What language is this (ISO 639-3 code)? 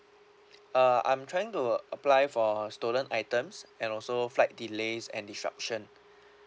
eng